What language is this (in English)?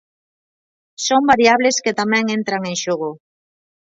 Galician